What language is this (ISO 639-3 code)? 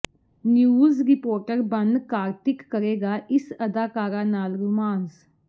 pan